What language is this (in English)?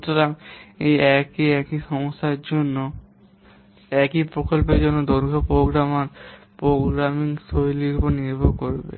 Bangla